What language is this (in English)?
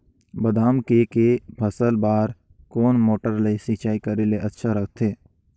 Chhattisgarhi